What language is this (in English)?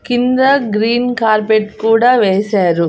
Telugu